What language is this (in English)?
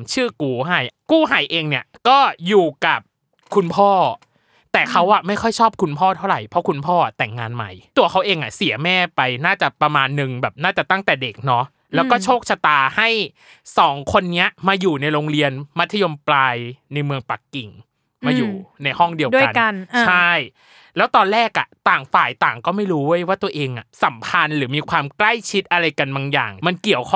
Thai